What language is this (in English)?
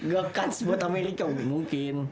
Indonesian